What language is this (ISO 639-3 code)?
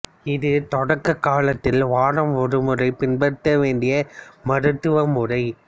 tam